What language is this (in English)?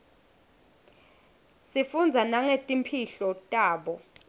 Swati